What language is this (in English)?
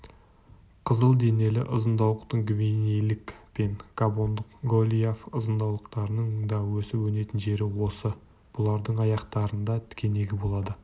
Kazakh